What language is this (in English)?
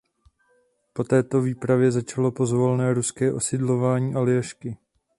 Czech